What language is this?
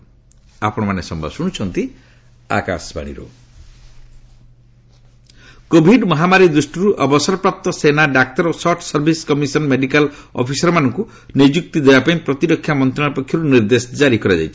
Odia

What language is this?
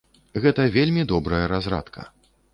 Belarusian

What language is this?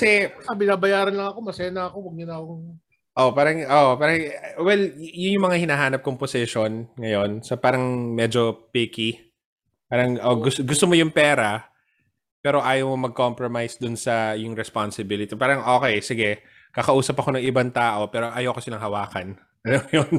Filipino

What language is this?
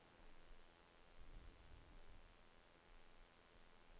Norwegian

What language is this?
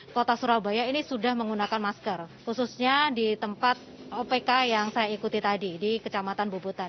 Indonesian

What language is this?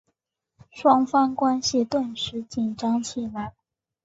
Chinese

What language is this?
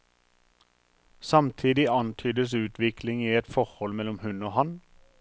Norwegian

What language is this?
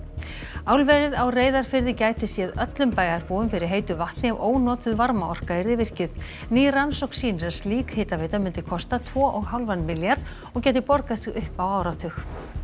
Icelandic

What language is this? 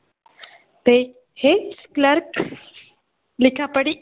Marathi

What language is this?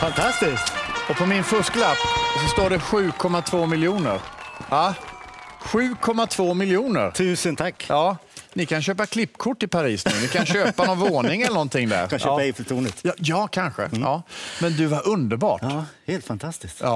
Swedish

